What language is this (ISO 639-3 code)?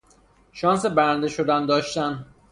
fas